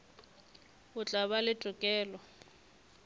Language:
Northern Sotho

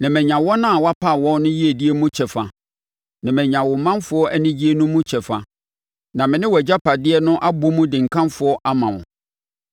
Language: Akan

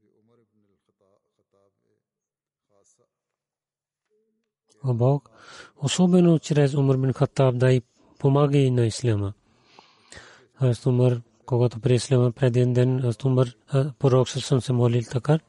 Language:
Bulgarian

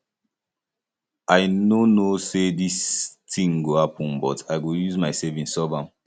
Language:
Nigerian Pidgin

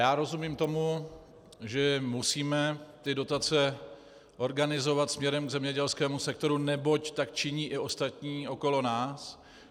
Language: Czech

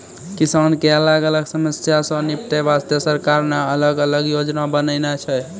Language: Maithili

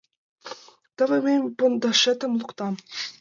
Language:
Mari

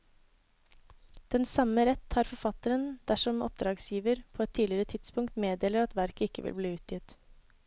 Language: Norwegian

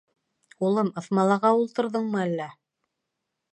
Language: Bashkir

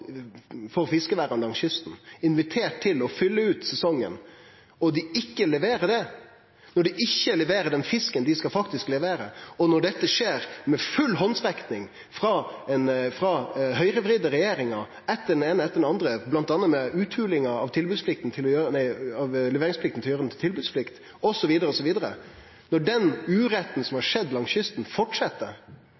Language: Norwegian Nynorsk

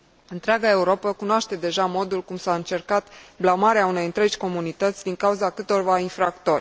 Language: Romanian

